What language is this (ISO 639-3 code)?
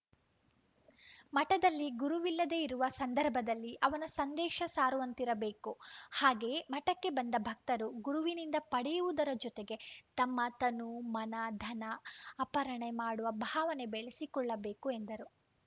kan